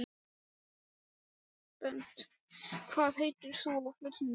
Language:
Icelandic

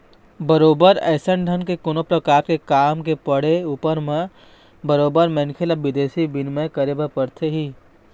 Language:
Chhattisgarhi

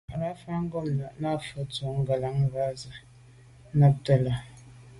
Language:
Medumba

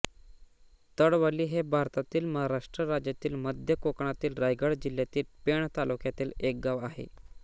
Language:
Marathi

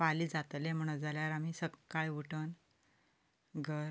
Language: Konkani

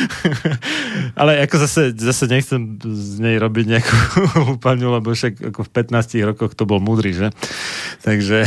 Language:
Slovak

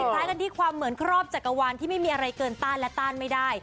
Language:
Thai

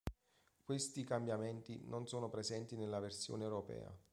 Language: Italian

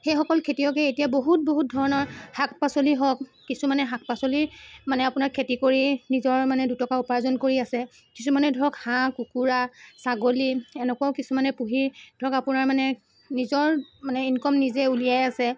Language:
Assamese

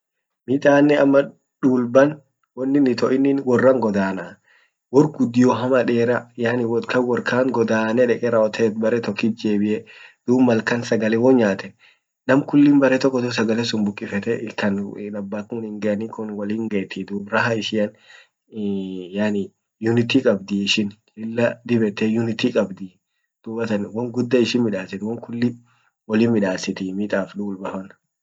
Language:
Orma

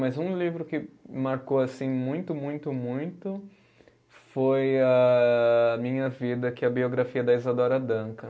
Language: Portuguese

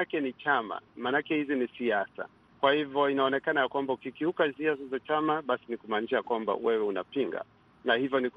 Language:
Swahili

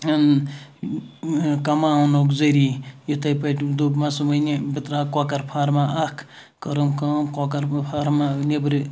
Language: Kashmiri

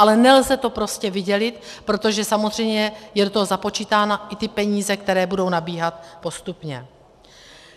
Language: Czech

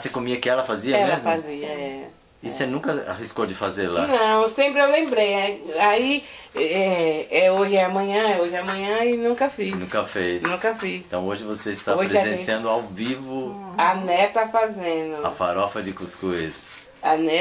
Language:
Portuguese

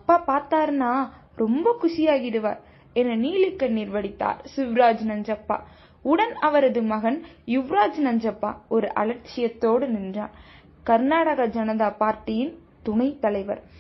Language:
Tamil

